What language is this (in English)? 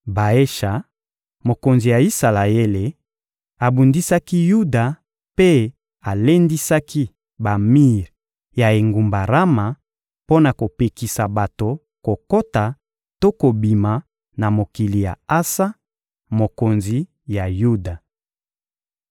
Lingala